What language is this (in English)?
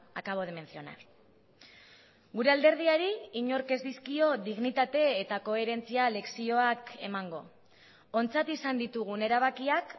Basque